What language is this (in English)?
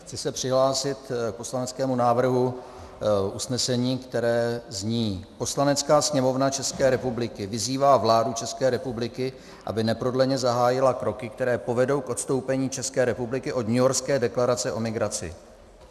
Czech